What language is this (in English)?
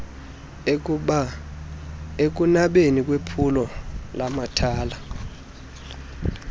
Xhosa